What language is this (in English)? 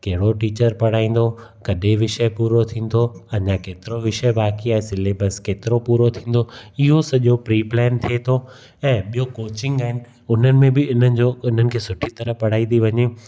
Sindhi